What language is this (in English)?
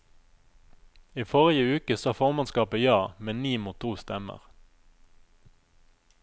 Norwegian